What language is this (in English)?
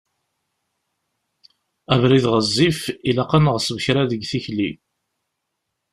Kabyle